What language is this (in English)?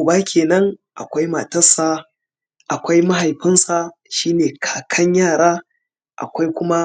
Hausa